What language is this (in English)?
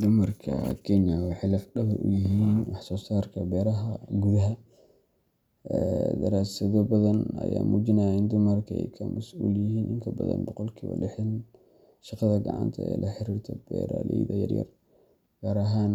Somali